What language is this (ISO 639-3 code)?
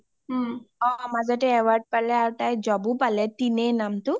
asm